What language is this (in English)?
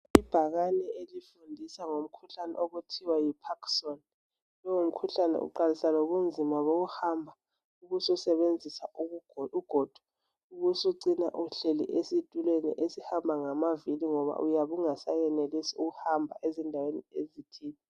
North Ndebele